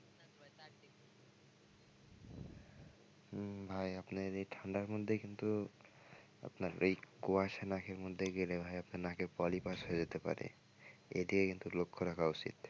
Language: Bangla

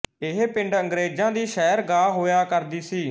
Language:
Punjabi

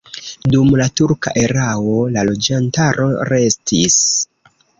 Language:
Esperanto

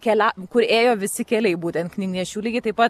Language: Lithuanian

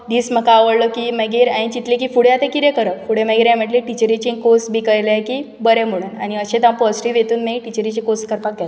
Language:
Konkani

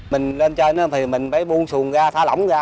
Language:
Vietnamese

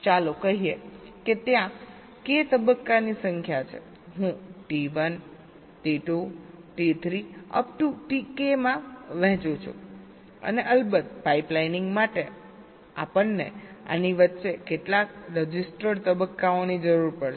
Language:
Gujarati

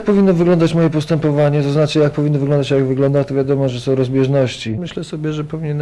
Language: Polish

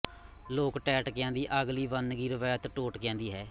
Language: Punjabi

